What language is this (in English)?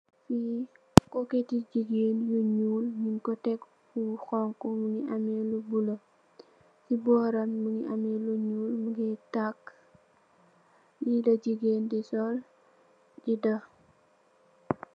Wolof